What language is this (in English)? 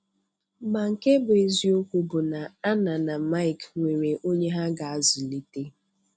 Igbo